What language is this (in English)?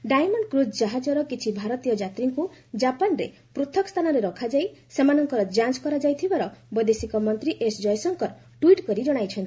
Odia